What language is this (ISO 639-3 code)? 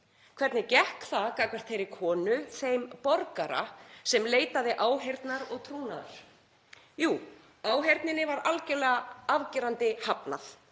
isl